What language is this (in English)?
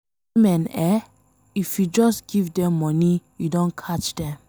Nigerian Pidgin